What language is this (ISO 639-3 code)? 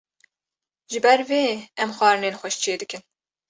kur